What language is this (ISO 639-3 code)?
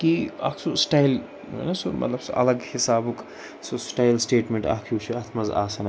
kas